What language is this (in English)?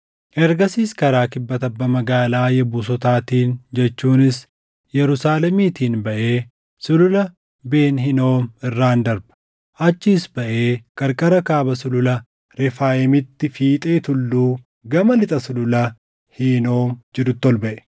Oromo